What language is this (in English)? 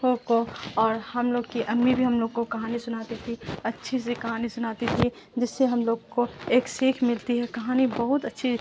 Urdu